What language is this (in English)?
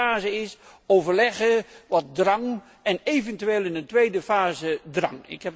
Dutch